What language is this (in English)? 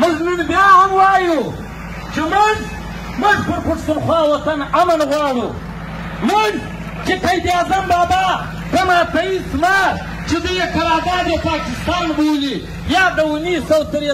Arabic